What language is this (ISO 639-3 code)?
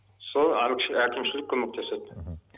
kaz